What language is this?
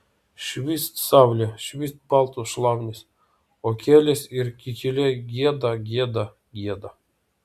Lithuanian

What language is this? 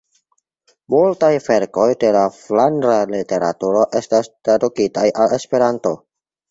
Esperanto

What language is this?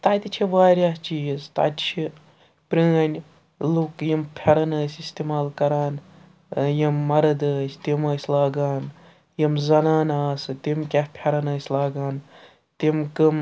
Kashmiri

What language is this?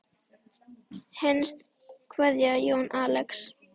Icelandic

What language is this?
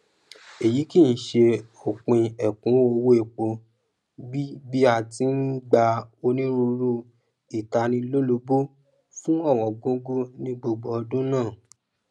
Yoruba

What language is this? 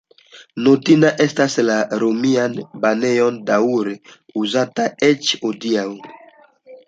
Esperanto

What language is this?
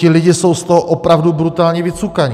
Czech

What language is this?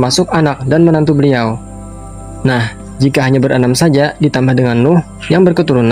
Indonesian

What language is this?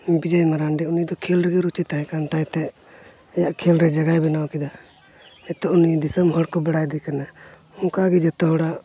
Santali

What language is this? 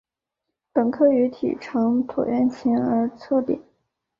Chinese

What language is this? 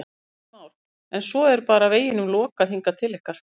Icelandic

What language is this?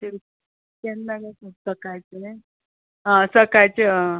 Konkani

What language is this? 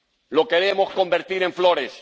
Spanish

